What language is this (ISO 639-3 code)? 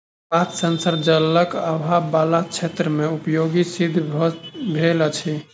mai